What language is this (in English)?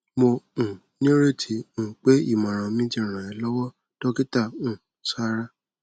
Yoruba